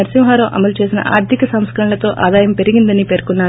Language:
Telugu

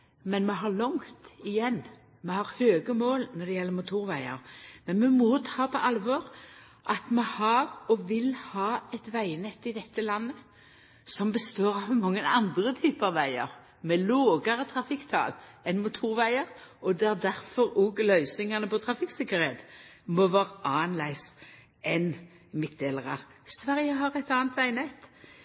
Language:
Norwegian Nynorsk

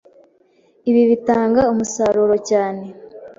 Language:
Kinyarwanda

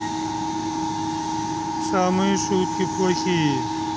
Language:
Russian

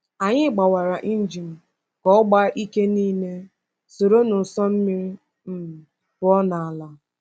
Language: Igbo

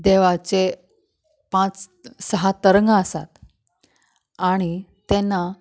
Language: Konkani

